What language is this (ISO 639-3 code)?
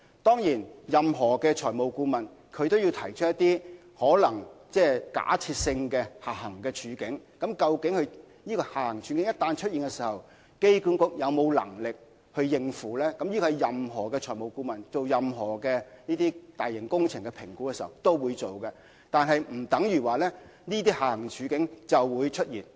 yue